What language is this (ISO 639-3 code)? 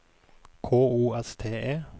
nor